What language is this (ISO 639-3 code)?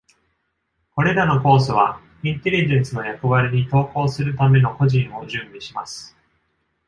jpn